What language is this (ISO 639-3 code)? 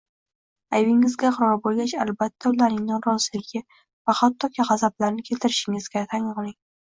uzb